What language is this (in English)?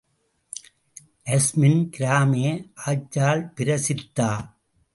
Tamil